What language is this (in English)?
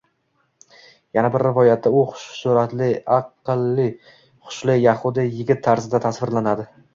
Uzbek